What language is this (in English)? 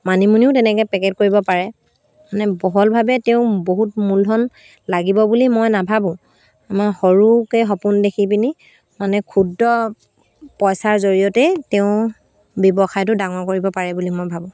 Assamese